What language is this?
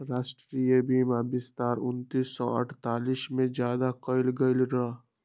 Magahi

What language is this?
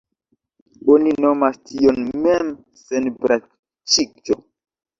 Esperanto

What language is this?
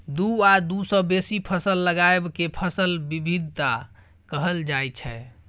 Maithili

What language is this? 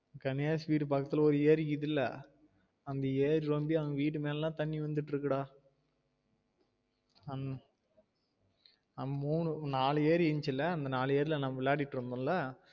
Tamil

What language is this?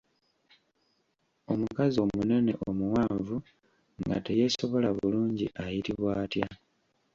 Ganda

